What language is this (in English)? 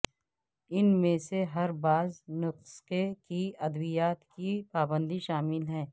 Urdu